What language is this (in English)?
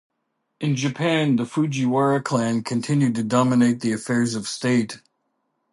English